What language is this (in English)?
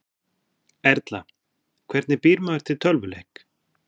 Icelandic